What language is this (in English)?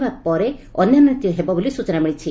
Odia